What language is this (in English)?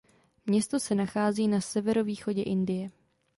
Czech